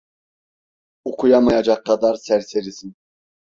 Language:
Turkish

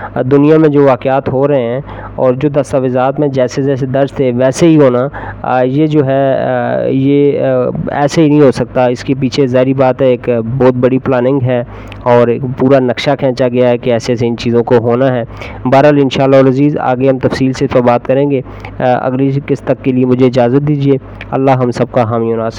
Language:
Urdu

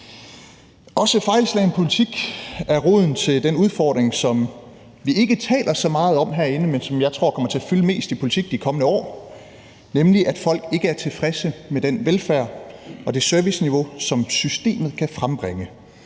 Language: Danish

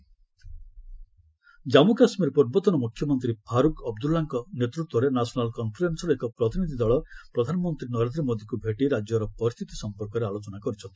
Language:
Odia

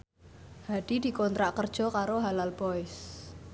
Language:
Javanese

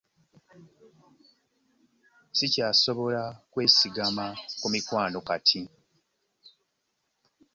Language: Ganda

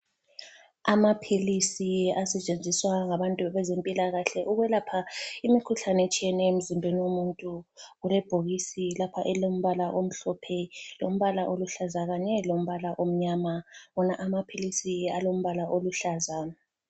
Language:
North Ndebele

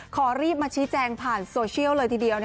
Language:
Thai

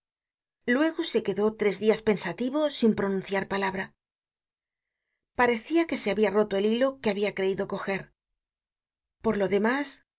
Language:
Spanish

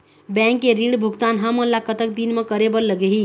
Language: Chhattisgarhi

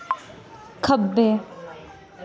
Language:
Dogri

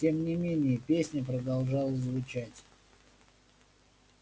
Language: Russian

